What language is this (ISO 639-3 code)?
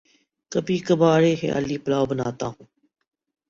urd